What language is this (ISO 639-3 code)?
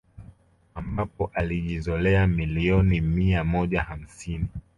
swa